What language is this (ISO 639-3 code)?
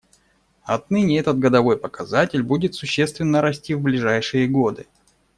rus